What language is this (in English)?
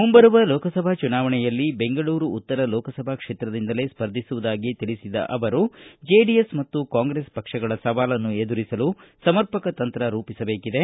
Kannada